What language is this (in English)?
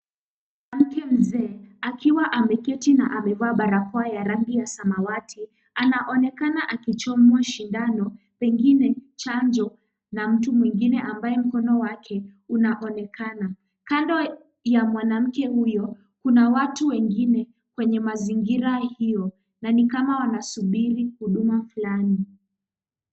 Swahili